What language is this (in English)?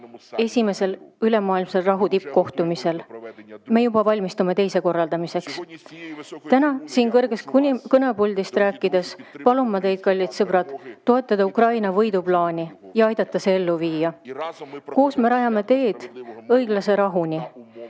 Estonian